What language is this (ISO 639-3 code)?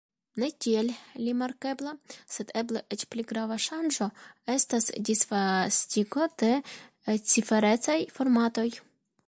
epo